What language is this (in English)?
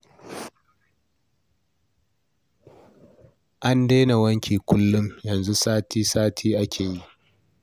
Hausa